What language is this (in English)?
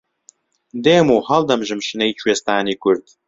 Central Kurdish